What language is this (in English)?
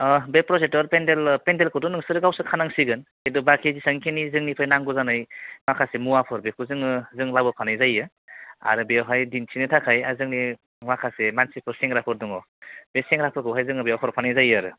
Bodo